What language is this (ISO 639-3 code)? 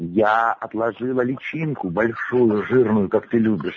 rus